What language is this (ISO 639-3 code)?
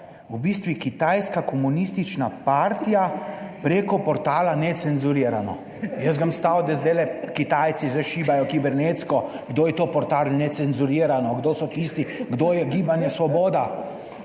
slv